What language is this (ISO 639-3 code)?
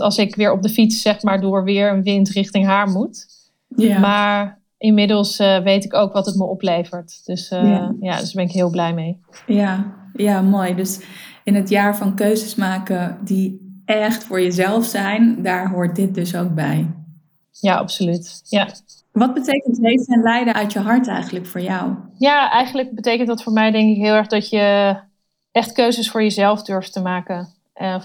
nld